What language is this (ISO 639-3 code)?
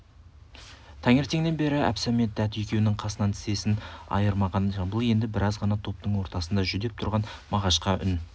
kaz